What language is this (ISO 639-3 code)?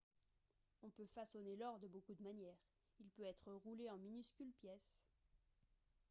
fra